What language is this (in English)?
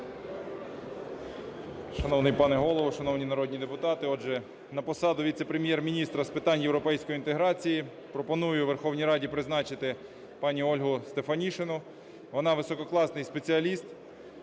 Ukrainian